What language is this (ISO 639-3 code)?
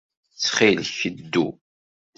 kab